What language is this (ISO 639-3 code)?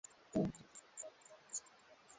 swa